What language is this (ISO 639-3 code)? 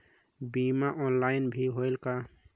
hne